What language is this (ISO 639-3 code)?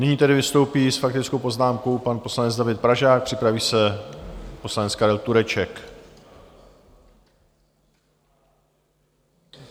ces